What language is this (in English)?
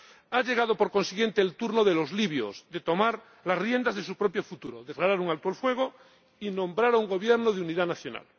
Spanish